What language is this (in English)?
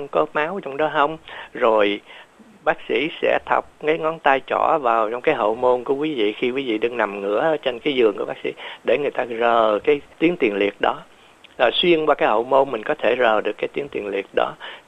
Vietnamese